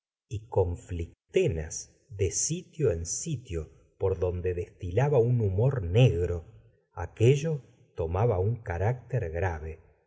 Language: Spanish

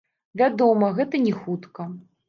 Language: Belarusian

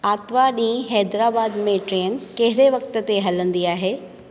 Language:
Sindhi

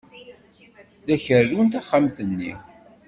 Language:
Kabyle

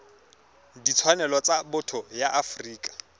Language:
Tswana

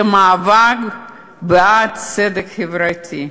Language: Hebrew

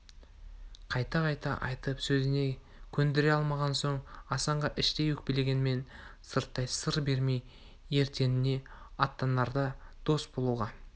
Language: Kazakh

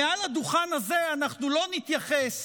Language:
Hebrew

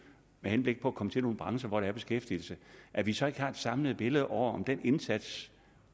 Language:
Danish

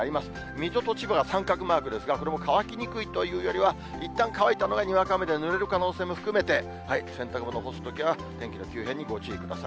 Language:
Japanese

